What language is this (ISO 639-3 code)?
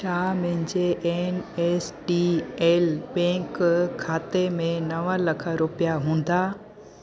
snd